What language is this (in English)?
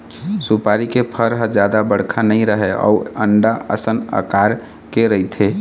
Chhattisgarhi